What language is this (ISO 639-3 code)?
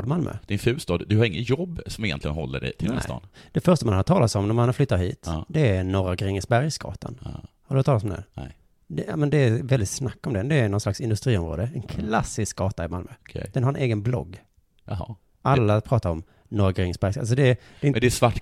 swe